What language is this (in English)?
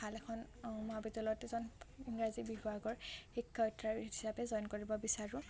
Assamese